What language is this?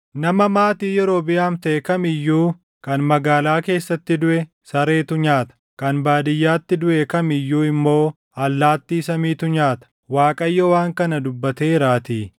Oromo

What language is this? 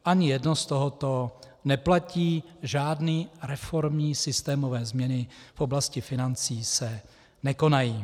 Czech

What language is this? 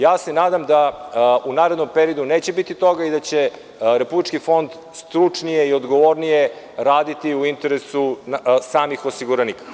Serbian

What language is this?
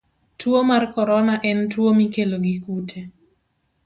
Luo (Kenya and Tanzania)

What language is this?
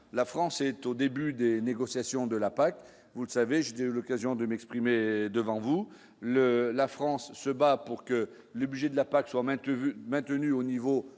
French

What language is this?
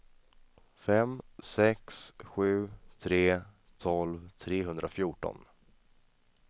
Swedish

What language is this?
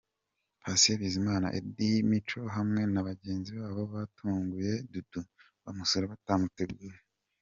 Kinyarwanda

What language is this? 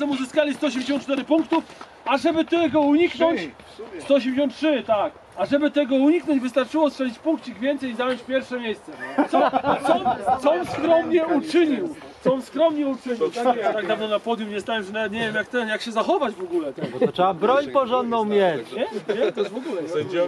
Polish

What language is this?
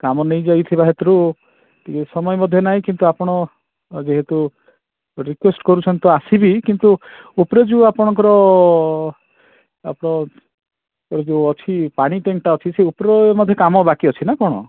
Odia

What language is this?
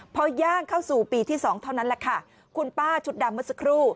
Thai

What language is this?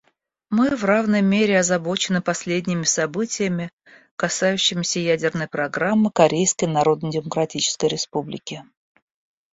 Russian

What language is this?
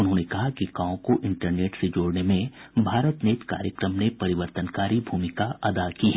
Hindi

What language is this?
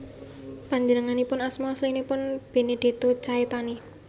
Javanese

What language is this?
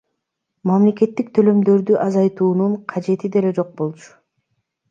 Kyrgyz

